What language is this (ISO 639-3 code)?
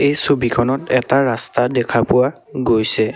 asm